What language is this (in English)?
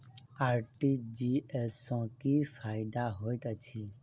Maithili